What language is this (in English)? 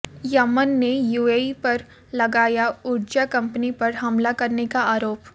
Hindi